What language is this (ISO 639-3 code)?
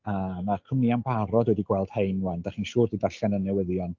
cym